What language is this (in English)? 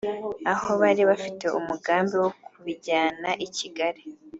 Kinyarwanda